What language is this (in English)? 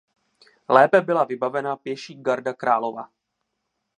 Czech